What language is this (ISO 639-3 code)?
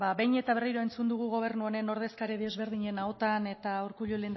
eus